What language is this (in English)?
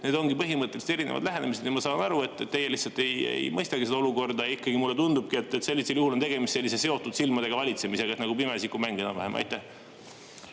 Estonian